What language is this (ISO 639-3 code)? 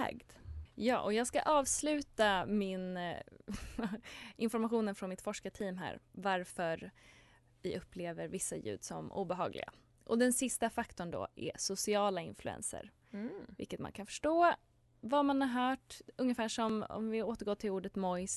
swe